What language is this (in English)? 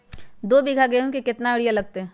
Magahi